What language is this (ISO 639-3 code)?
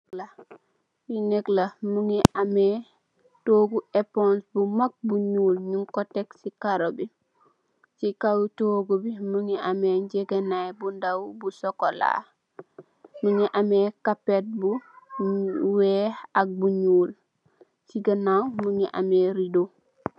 wol